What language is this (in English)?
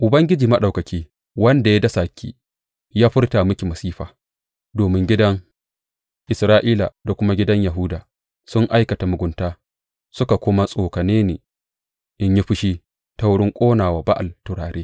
Hausa